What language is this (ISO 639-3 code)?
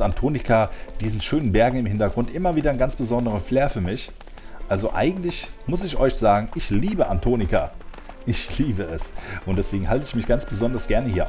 deu